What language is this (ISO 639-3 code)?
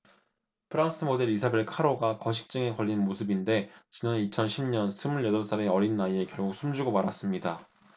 kor